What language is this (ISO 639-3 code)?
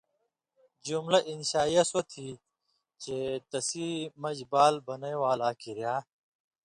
mvy